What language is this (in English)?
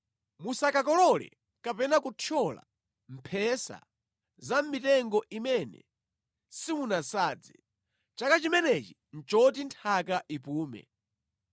Nyanja